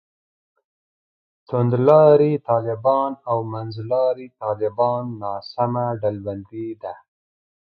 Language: Pashto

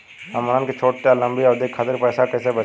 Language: Bhojpuri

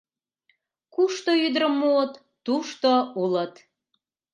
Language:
Mari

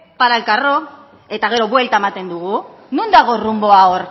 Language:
Basque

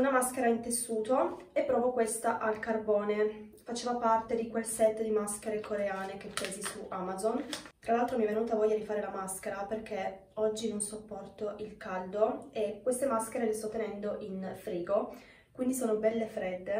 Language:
Italian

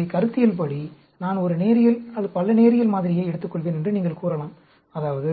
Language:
Tamil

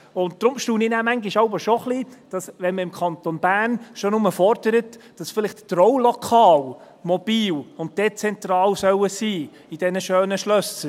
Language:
Swiss German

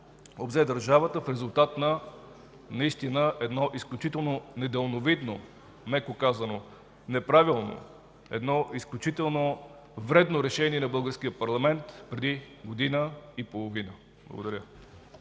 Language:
Bulgarian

